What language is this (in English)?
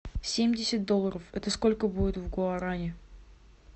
Russian